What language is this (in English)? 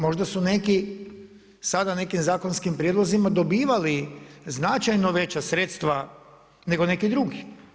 Croatian